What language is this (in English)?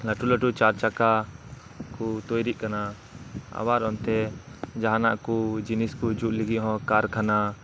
Santali